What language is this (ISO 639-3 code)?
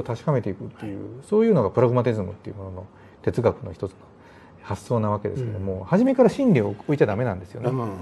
jpn